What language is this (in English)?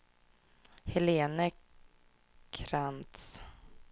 Swedish